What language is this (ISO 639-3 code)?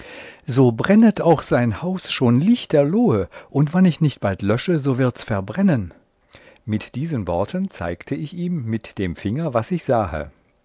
deu